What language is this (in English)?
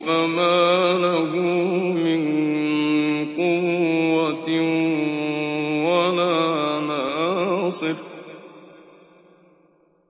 Arabic